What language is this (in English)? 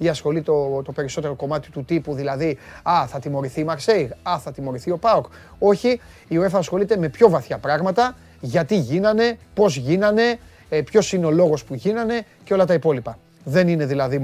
Greek